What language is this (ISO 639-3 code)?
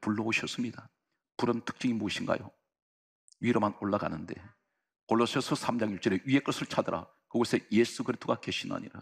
kor